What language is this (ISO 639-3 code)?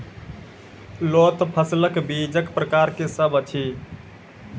mai